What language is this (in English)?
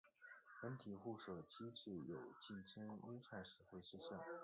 Chinese